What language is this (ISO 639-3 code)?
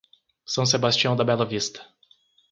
por